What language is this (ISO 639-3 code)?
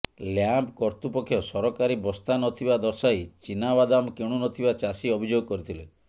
ori